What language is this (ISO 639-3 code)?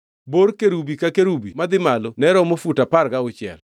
luo